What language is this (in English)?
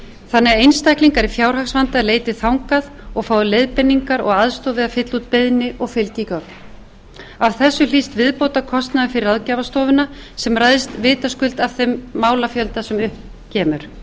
Icelandic